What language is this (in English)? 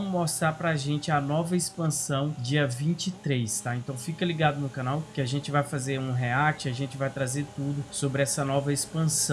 Portuguese